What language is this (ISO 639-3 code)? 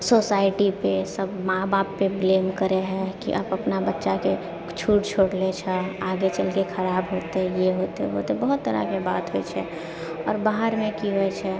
mai